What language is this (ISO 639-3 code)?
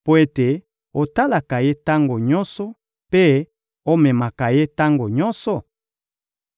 lin